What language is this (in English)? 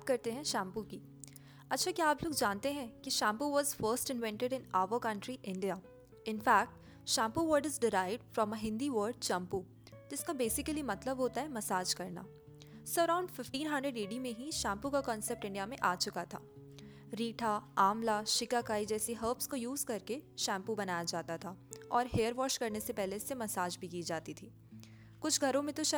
Hindi